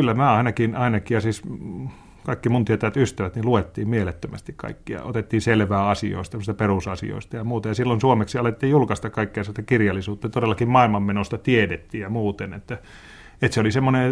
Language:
Finnish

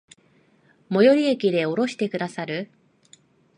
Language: Japanese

